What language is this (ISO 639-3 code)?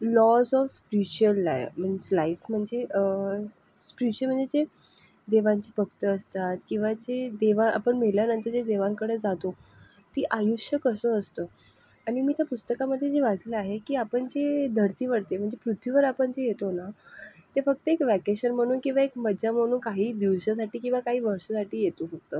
mar